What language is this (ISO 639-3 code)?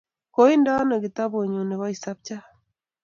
kln